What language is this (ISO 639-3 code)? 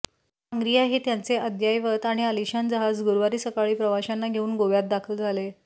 mar